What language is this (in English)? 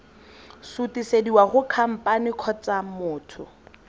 Tswana